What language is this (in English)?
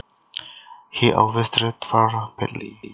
Javanese